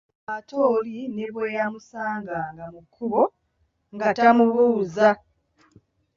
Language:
Ganda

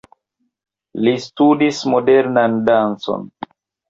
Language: Esperanto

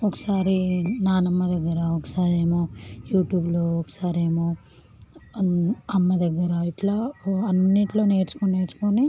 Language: Telugu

